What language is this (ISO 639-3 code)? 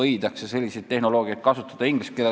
est